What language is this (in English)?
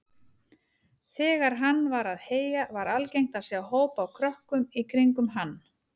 Icelandic